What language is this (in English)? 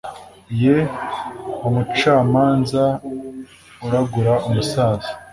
Kinyarwanda